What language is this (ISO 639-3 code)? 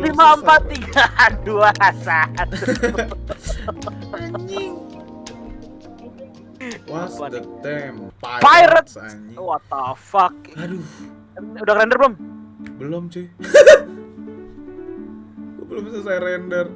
ind